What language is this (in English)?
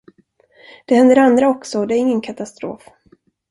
Swedish